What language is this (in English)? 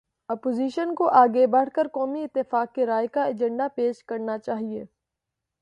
Urdu